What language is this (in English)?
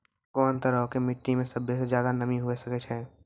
Maithili